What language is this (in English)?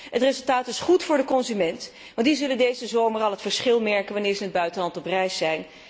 Dutch